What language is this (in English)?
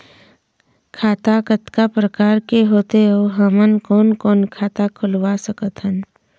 Chhattisgarhi